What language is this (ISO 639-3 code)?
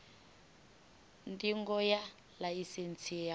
ven